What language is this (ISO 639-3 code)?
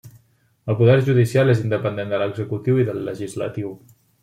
cat